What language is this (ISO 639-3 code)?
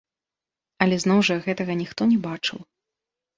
bel